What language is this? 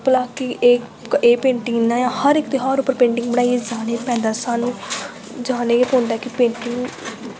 Dogri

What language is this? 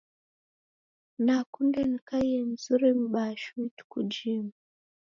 Taita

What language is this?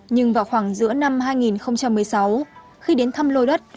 Vietnamese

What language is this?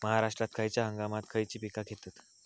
Marathi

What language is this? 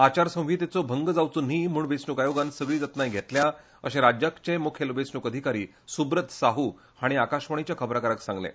Konkani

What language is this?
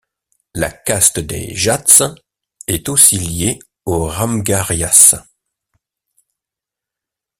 French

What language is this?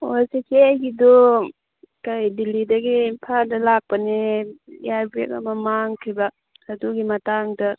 Manipuri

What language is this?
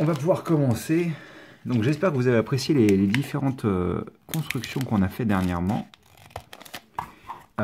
French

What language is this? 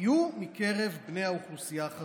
Hebrew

